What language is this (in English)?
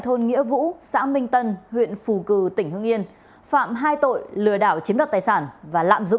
Vietnamese